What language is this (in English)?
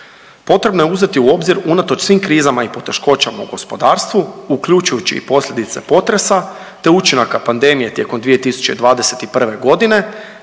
Croatian